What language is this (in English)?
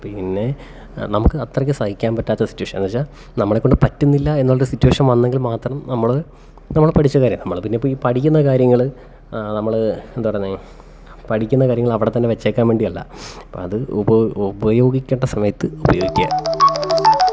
Malayalam